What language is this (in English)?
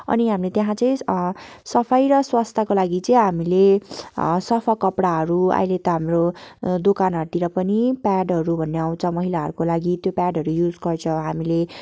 Nepali